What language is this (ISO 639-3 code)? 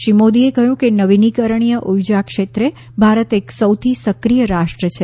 guj